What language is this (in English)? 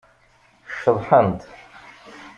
Kabyle